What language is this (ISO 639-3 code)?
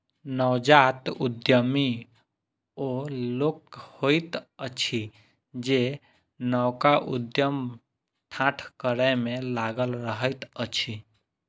mai